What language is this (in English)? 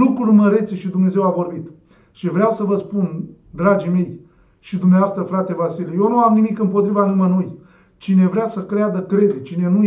Romanian